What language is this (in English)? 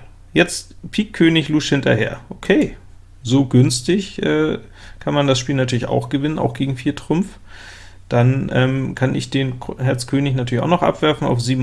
German